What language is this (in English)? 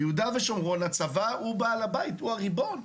Hebrew